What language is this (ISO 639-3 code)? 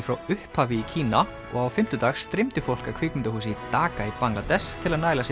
isl